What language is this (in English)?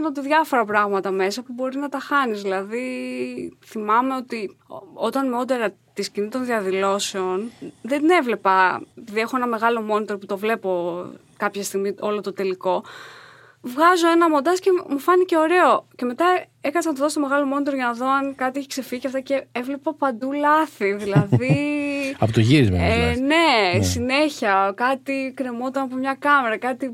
Greek